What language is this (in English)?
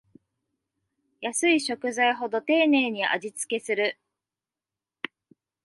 Japanese